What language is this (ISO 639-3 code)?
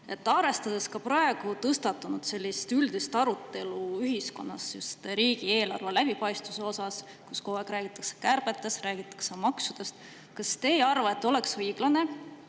est